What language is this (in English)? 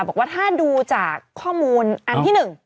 Thai